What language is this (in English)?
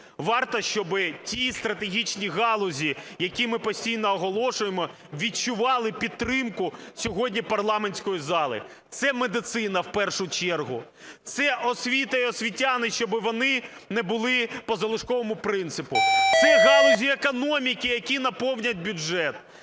Ukrainian